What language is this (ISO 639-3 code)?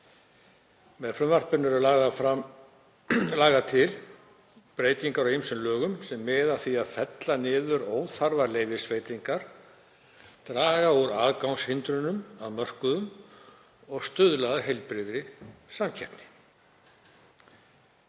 isl